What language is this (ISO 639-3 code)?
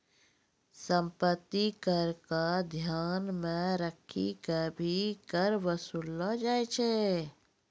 mai